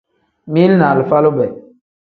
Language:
Tem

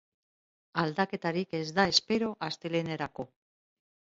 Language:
Basque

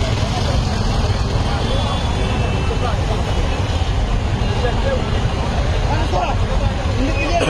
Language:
Bangla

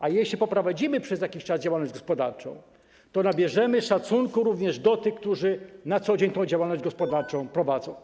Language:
Polish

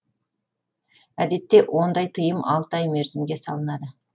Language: Kazakh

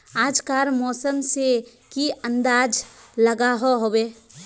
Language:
Magahi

